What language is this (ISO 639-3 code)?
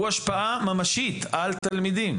heb